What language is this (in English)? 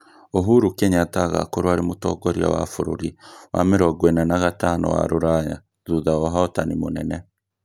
Kikuyu